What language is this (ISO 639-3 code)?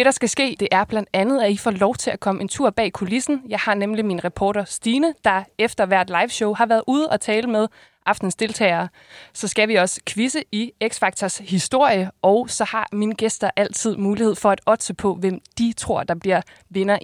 dan